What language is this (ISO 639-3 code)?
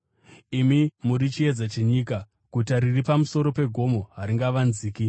sna